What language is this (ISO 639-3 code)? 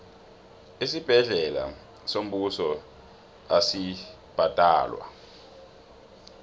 nbl